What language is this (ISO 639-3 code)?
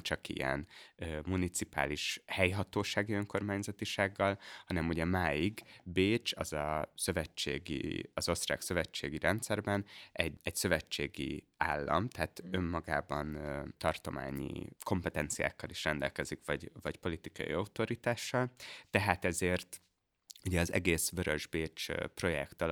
hun